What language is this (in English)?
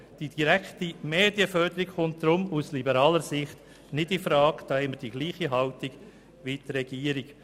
Swiss German